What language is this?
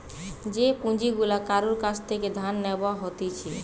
Bangla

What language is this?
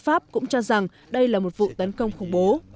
Vietnamese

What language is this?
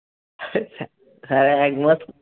Bangla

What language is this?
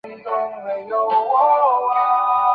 Chinese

